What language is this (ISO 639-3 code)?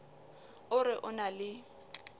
sot